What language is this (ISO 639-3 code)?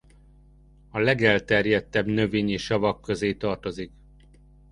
hun